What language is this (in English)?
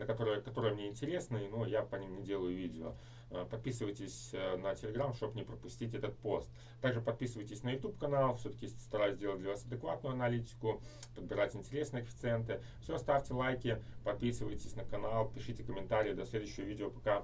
Russian